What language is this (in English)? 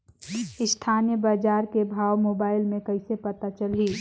Chhattisgarhi